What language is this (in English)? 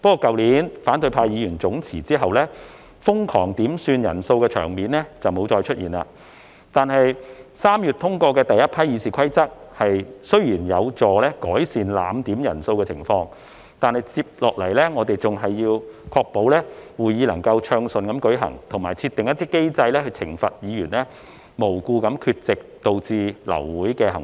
Cantonese